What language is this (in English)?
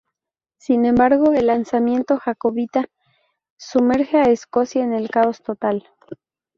Spanish